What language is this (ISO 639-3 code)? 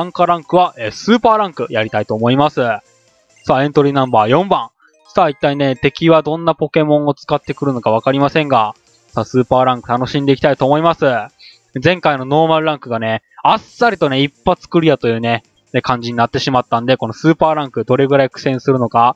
jpn